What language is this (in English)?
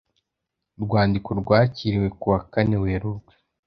Kinyarwanda